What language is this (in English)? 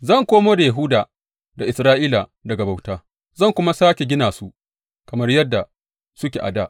Hausa